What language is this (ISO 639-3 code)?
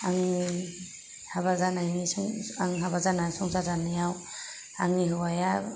brx